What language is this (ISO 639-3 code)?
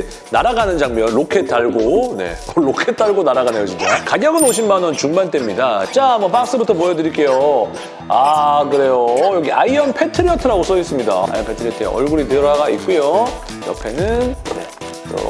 kor